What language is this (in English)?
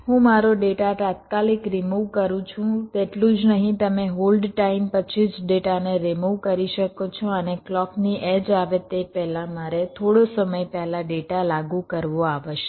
Gujarati